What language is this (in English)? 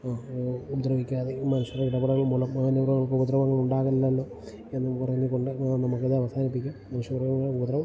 Malayalam